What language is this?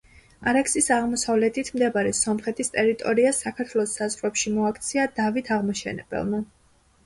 Georgian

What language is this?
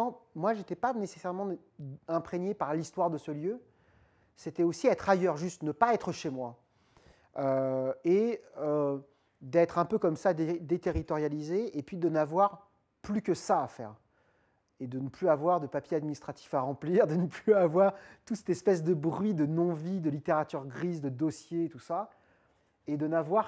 French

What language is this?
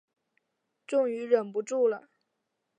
Chinese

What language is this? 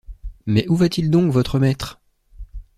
French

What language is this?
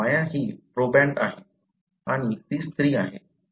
Marathi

